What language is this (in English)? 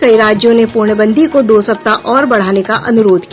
Hindi